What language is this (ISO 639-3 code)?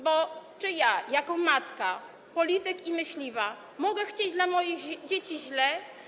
pol